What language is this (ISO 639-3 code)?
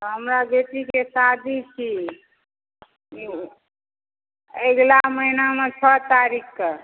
mai